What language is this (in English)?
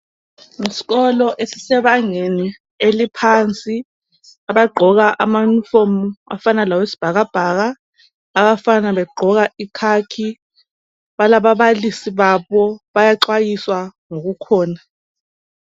North Ndebele